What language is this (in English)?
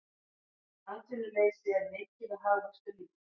Icelandic